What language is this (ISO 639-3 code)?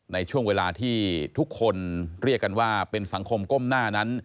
tha